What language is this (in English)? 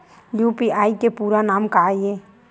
Chhattisgarhi